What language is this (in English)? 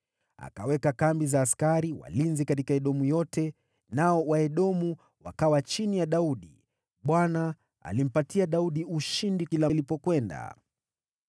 Swahili